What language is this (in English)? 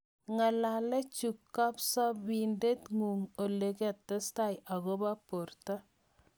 Kalenjin